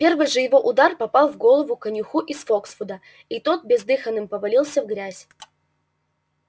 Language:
Russian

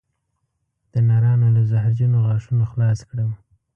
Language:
Pashto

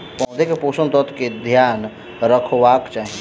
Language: Maithili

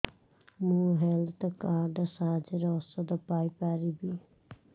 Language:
Odia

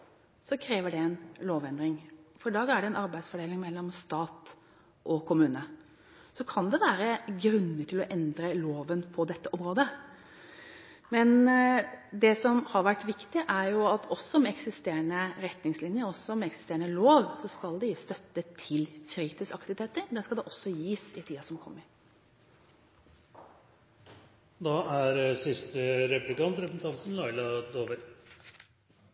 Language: Norwegian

